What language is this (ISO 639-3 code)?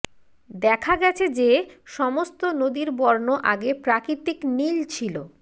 ben